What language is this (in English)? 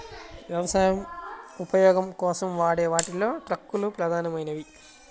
Telugu